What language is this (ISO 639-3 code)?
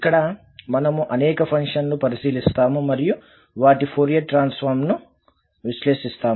tel